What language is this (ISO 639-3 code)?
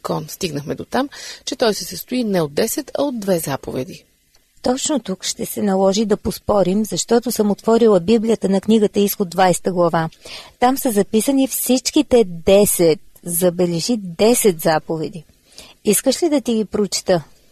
bul